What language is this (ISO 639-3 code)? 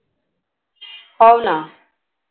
mar